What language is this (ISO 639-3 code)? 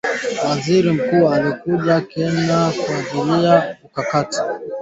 swa